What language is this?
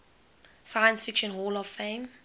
English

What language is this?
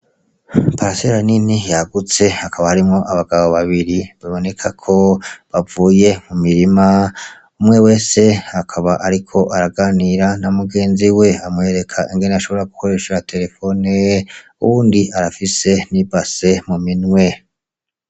Rundi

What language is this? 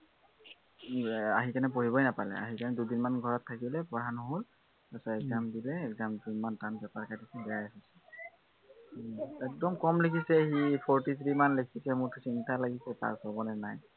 Assamese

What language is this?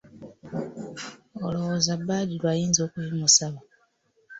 Ganda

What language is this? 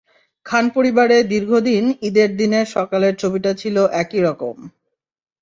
Bangla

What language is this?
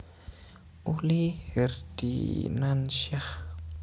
Javanese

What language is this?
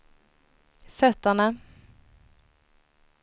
Swedish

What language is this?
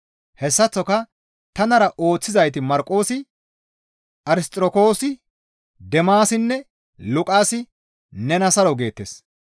Gamo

